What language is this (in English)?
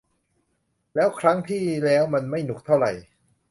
Thai